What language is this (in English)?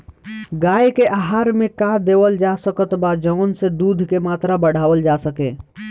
Bhojpuri